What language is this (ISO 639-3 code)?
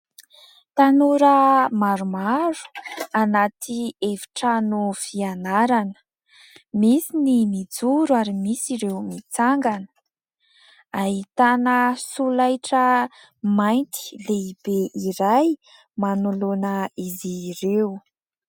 mlg